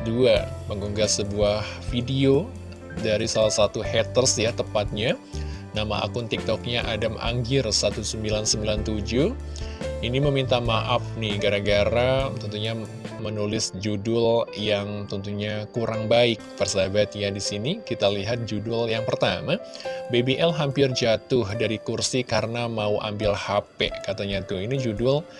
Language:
Indonesian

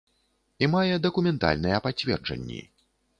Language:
Belarusian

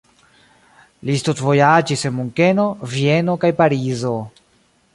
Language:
Esperanto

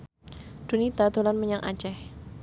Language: Javanese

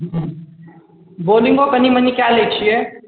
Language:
Maithili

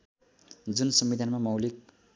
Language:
Nepali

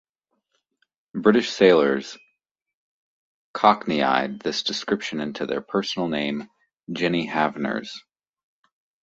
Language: English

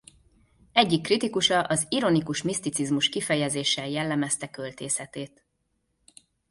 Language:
Hungarian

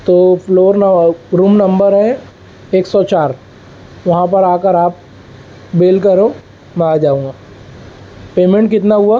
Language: Urdu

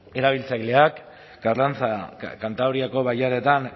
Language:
Basque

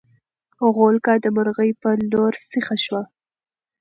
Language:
Pashto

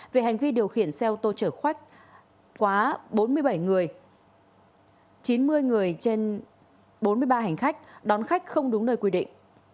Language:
Vietnamese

